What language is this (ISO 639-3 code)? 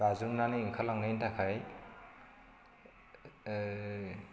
brx